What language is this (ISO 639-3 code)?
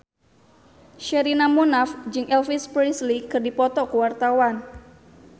sun